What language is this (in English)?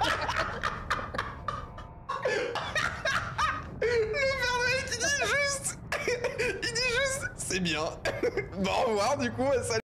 French